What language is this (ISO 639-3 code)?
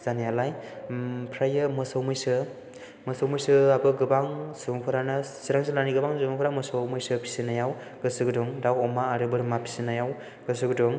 brx